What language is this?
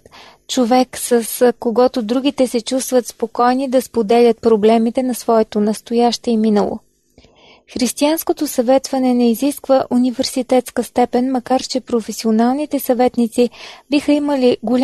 Bulgarian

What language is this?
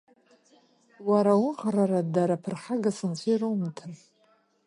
Abkhazian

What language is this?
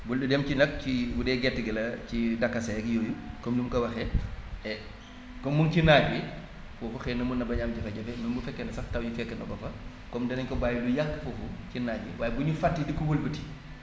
Wolof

